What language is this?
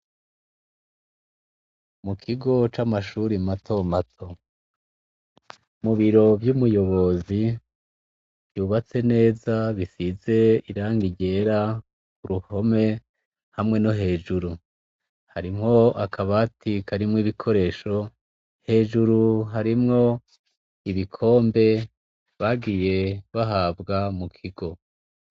Rundi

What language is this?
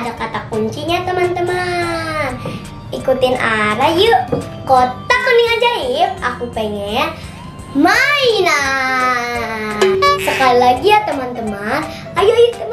Indonesian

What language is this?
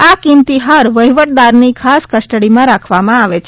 Gujarati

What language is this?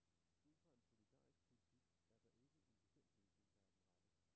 Danish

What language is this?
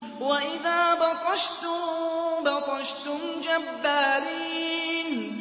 Arabic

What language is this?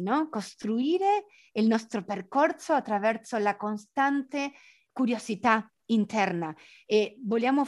Italian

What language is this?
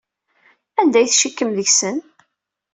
Kabyle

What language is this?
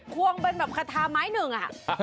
Thai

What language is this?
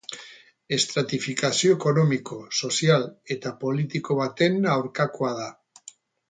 Basque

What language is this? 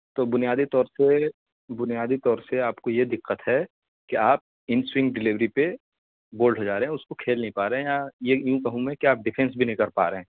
Urdu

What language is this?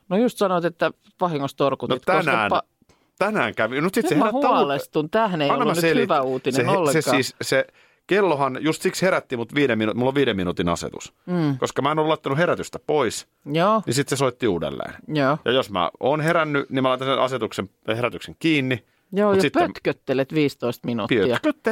Finnish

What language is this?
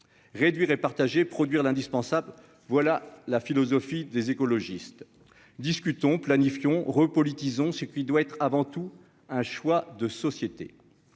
French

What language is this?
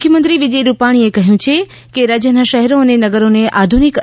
Gujarati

